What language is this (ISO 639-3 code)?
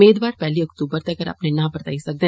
doi